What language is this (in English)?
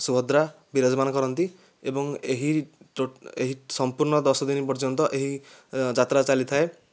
Odia